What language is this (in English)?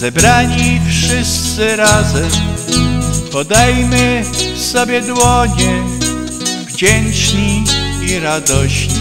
Polish